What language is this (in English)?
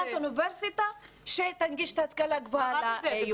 Hebrew